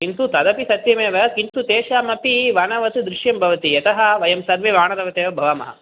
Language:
Sanskrit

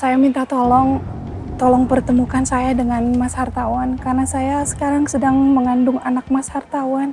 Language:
Indonesian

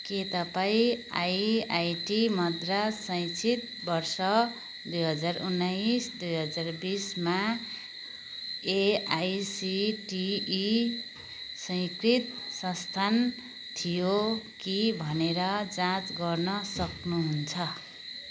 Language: Nepali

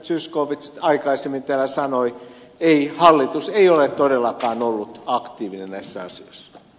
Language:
Finnish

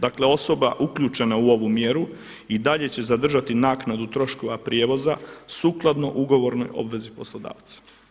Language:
Croatian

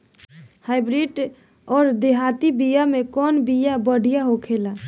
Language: Bhojpuri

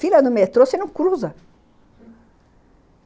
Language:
Portuguese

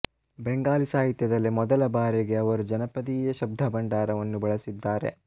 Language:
Kannada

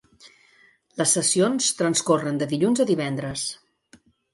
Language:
Catalan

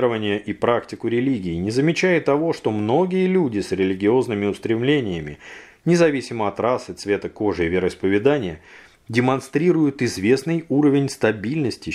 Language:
Russian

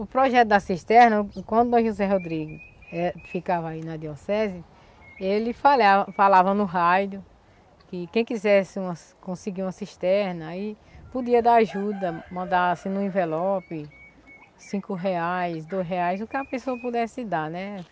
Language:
Portuguese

